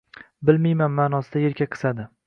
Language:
Uzbek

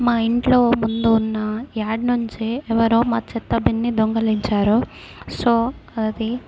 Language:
Telugu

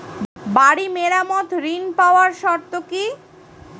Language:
Bangla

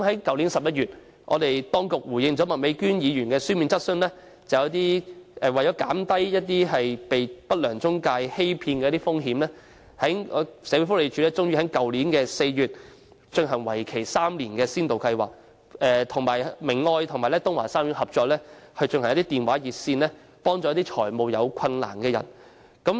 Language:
Cantonese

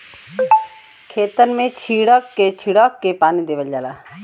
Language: Bhojpuri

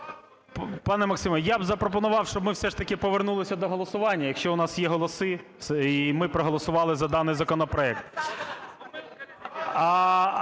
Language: Ukrainian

